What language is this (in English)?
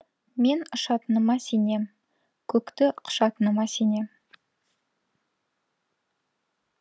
Kazakh